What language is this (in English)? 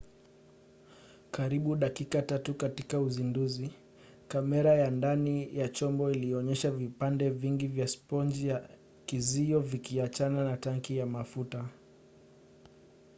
Swahili